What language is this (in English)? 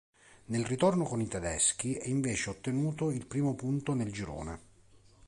Italian